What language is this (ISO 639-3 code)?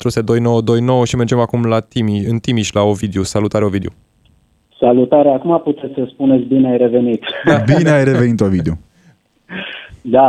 ron